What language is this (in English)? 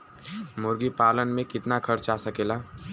Bhojpuri